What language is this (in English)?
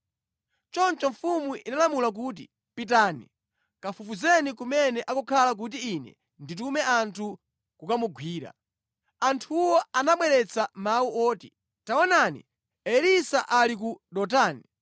Nyanja